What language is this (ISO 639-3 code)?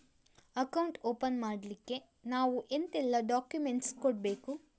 kan